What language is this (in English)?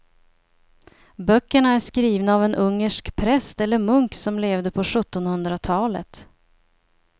Swedish